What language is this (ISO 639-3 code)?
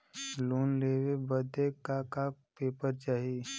bho